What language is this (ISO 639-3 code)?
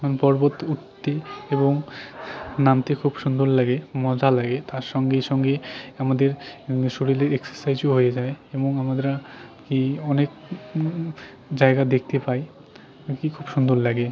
ben